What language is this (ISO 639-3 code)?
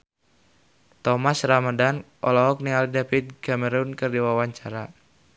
sun